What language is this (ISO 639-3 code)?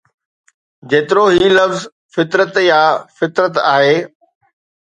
snd